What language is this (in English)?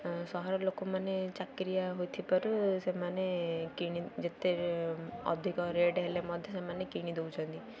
Odia